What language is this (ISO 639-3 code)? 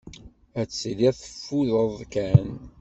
kab